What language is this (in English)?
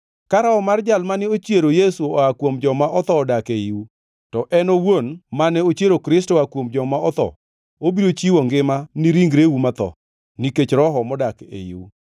Luo (Kenya and Tanzania)